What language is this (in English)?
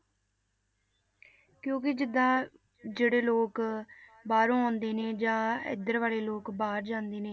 Punjabi